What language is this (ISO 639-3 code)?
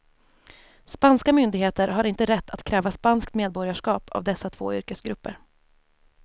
swe